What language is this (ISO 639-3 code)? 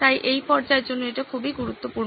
ben